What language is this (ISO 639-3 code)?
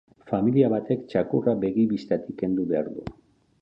eus